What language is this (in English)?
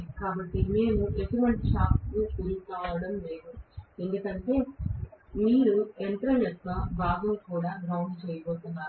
Telugu